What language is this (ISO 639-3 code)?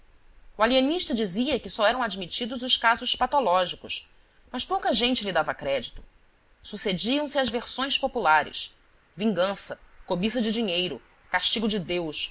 por